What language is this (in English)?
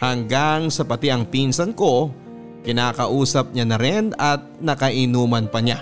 Filipino